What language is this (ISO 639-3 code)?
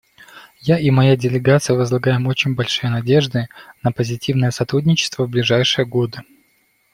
rus